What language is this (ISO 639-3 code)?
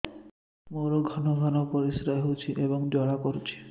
ori